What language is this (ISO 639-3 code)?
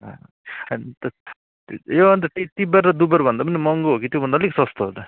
nep